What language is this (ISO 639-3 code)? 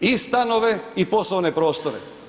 hrv